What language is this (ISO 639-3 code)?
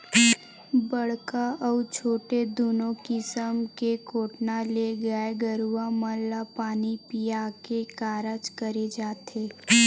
hne